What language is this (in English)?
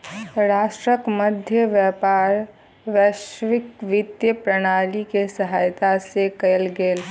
Maithili